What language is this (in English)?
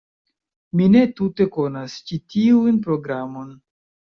Esperanto